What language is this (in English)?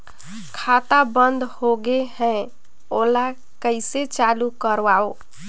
Chhattisgarhi